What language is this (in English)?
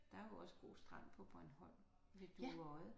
Danish